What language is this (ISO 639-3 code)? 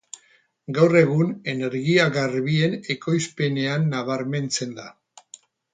eus